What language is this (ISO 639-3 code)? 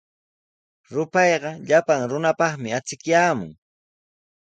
qws